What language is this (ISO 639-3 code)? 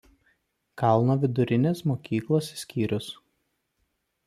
lit